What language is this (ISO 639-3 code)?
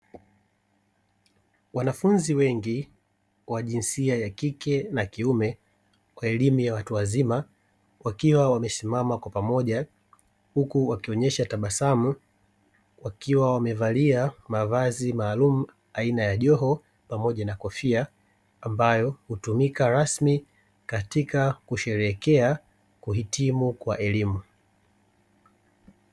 swa